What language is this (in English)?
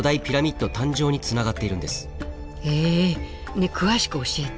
Japanese